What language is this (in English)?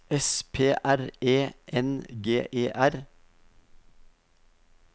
Norwegian